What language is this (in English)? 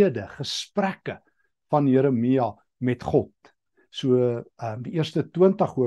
Dutch